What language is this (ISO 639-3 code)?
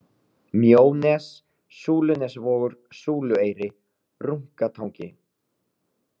isl